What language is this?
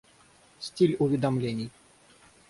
Russian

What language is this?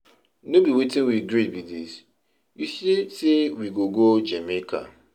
Nigerian Pidgin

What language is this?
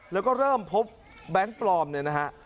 Thai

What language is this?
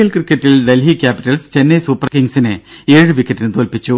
Malayalam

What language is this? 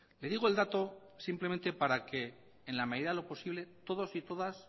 Spanish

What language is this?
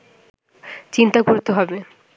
Bangla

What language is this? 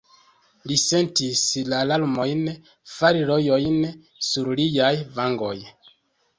Esperanto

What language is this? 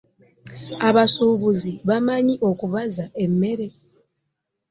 Ganda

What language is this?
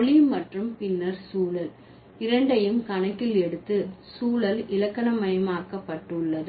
Tamil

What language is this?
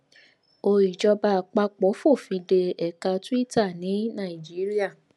Yoruba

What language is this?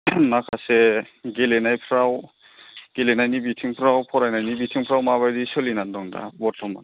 Bodo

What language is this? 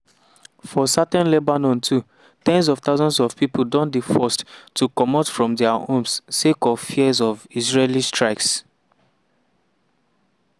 Nigerian Pidgin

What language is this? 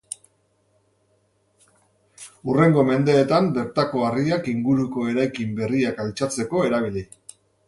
Basque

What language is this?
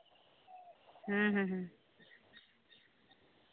Santali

